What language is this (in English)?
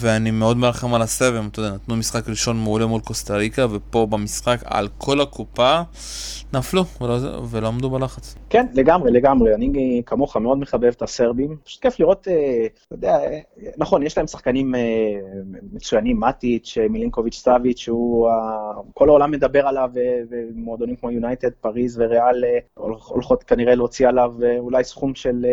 Hebrew